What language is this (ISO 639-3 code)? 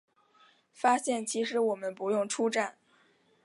zho